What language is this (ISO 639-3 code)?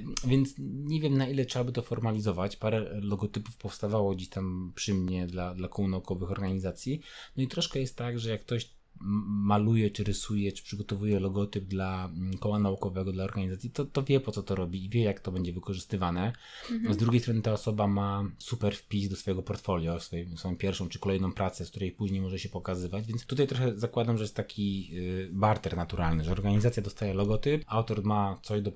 pol